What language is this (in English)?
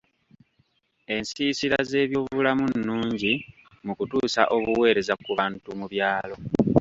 Ganda